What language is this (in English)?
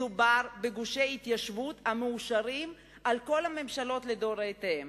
Hebrew